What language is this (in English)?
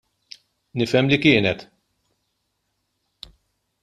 Maltese